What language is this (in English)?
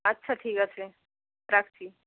Bangla